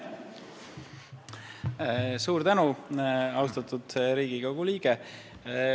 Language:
Estonian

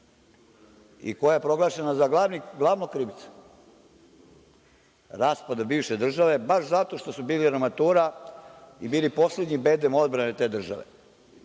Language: Serbian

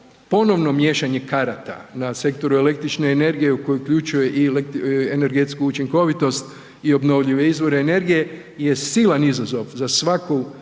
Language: Croatian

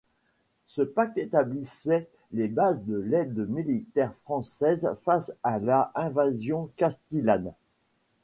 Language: French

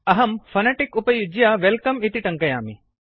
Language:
Sanskrit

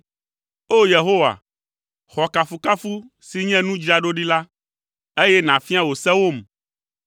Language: Ewe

